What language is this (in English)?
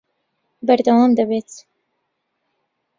Central Kurdish